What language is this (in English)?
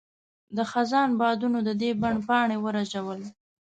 Pashto